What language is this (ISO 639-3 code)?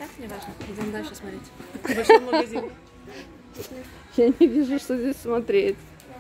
rus